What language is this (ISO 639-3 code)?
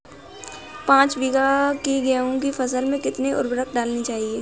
hin